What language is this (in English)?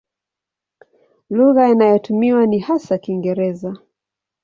Swahili